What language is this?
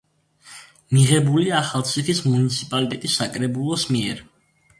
Georgian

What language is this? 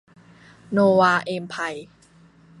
Thai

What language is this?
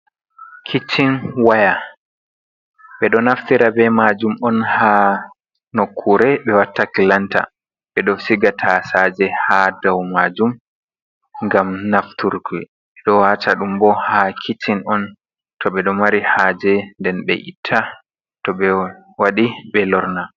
Fula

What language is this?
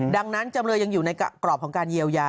Thai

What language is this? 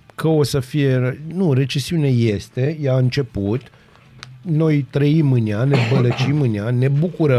Romanian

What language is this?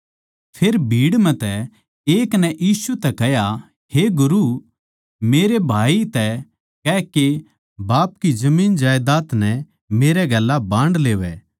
Haryanvi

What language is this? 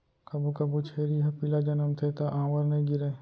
Chhattisgarhi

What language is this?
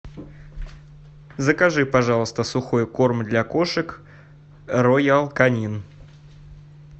Russian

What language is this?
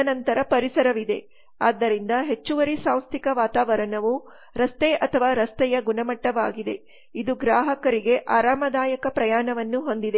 Kannada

